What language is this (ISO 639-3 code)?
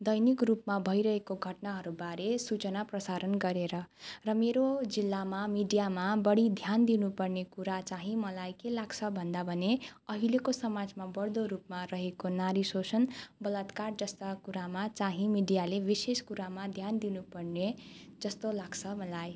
nep